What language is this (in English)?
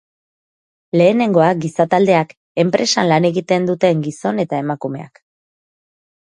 Basque